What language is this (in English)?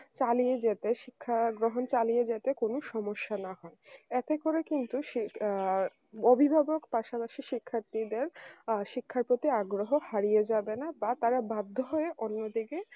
Bangla